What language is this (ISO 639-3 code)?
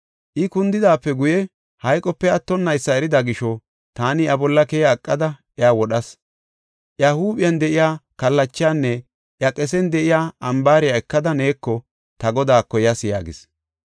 gof